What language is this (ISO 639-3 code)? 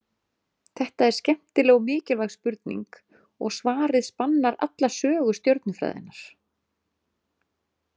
isl